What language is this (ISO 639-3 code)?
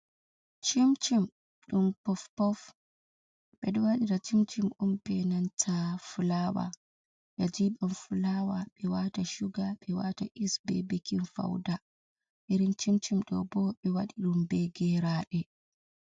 ful